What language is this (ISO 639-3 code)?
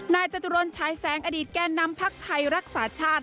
tha